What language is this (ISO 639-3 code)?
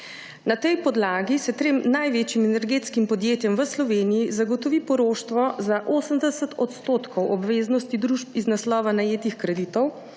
slv